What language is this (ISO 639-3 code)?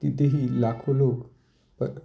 mar